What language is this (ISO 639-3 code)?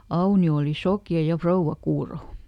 fin